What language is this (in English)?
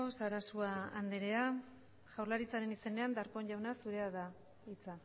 Basque